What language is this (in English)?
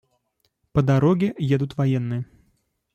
Russian